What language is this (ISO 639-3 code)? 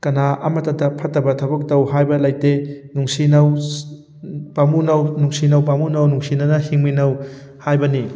mni